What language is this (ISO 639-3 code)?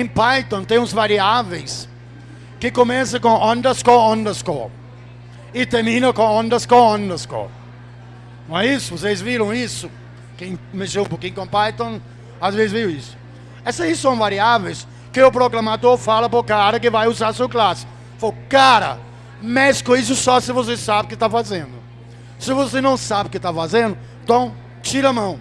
por